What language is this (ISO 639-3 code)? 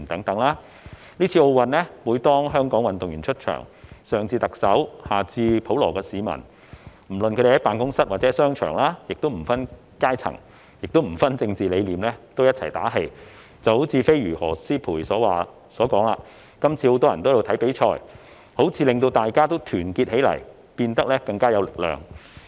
yue